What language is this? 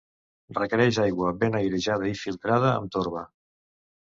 Catalan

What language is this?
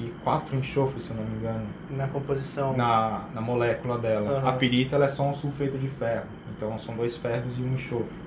Portuguese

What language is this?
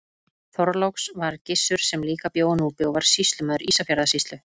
Icelandic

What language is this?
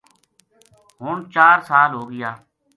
Gujari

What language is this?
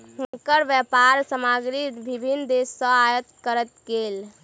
Maithili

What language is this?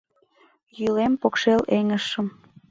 Mari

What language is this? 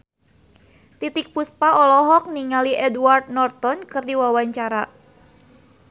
Sundanese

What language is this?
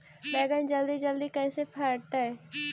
Magahi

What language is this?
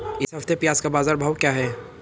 Hindi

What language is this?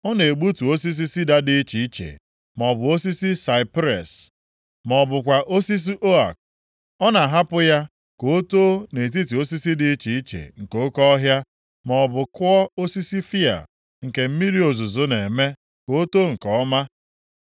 Igbo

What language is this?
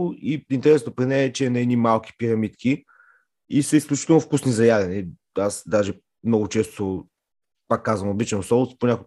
Bulgarian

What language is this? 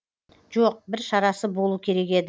Kazakh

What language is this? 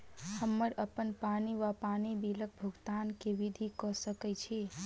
Maithili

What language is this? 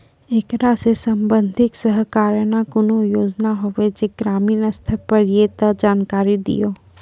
Maithili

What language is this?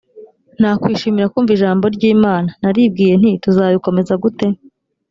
Kinyarwanda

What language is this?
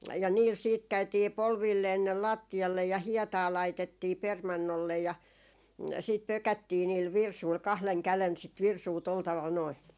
Finnish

